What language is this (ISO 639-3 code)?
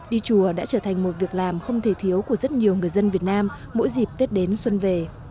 vie